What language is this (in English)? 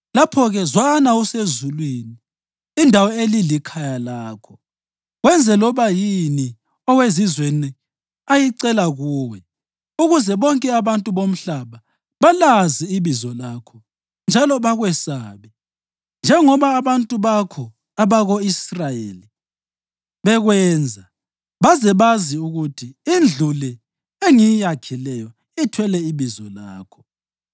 North Ndebele